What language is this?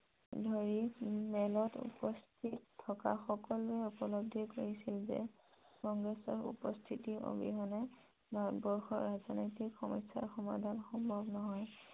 Assamese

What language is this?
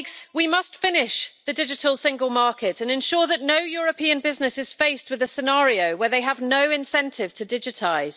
English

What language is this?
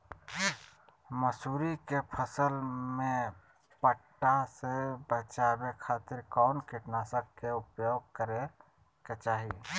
Magahi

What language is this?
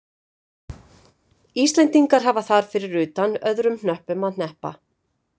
Icelandic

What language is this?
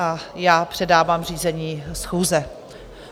Czech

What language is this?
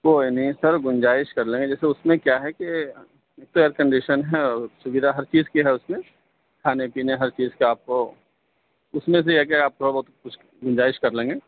Urdu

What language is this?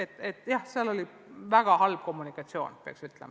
Estonian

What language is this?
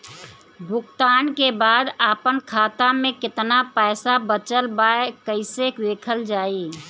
Bhojpuri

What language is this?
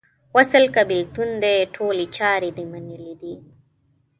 Pashto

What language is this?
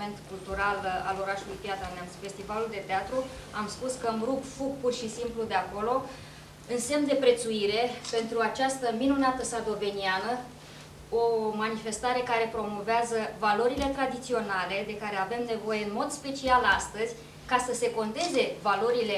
Romanian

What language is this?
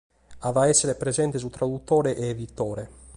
Sardinian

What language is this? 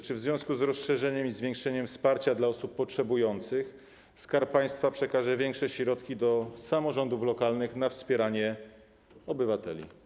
Polish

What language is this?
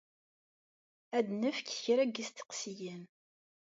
Kabyle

